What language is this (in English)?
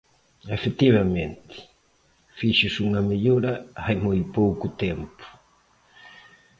Galician